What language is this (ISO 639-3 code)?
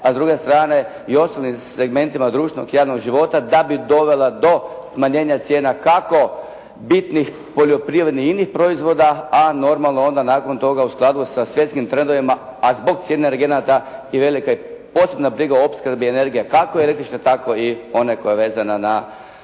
hrv